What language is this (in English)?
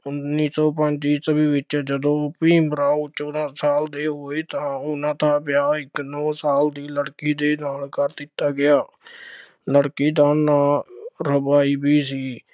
Punjabi